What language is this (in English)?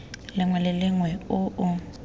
Tswana